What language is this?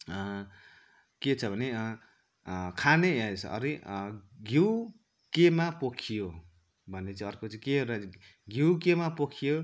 Nepali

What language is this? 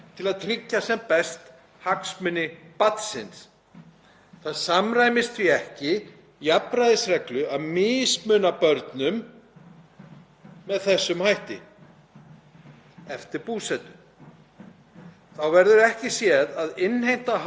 Icelandic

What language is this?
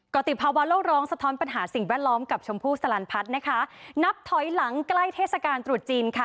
Thai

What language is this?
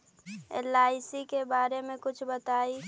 Magahi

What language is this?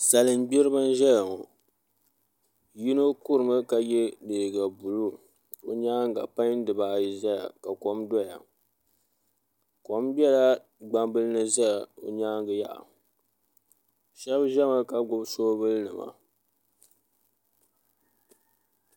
Dagbani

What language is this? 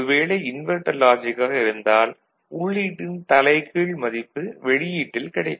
Tamil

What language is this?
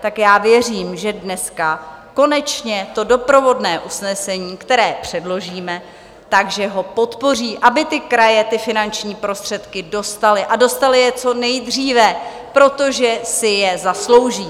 Czech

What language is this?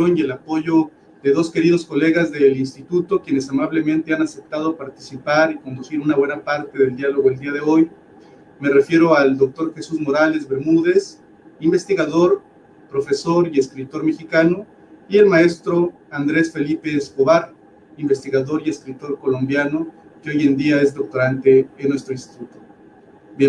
Spanish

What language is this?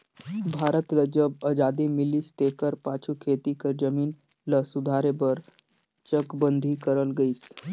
Chhattisgarhi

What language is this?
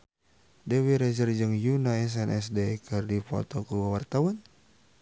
Sundanese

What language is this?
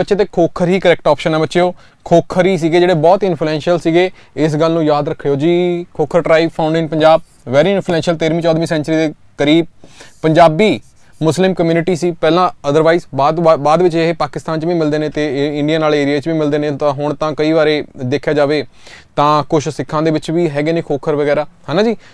Hindi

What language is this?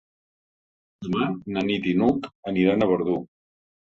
Catalan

